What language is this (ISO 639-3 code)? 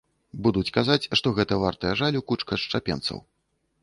bel